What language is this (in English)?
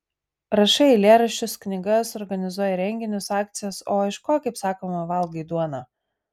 Lithuanian